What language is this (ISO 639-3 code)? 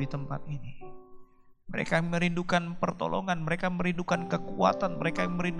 ind